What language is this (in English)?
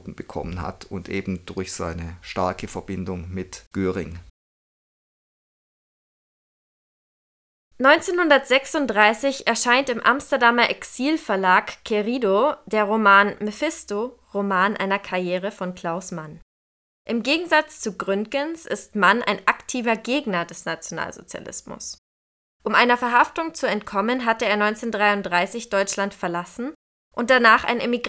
German